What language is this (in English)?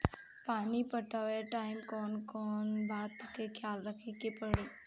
Bhojpuri